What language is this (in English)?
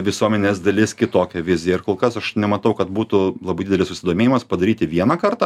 Lithuanian